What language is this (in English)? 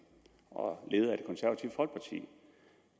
Danish